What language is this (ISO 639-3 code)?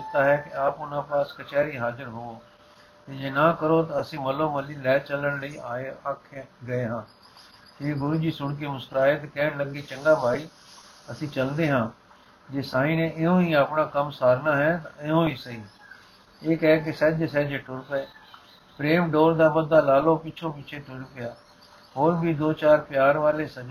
pan